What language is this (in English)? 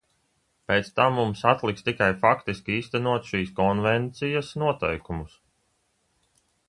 Latvian